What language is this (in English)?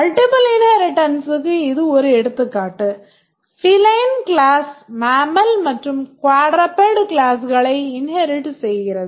Tamil